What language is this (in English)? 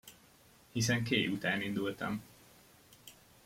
Hungarian